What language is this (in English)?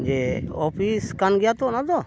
Santali